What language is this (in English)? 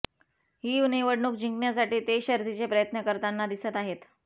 Marathi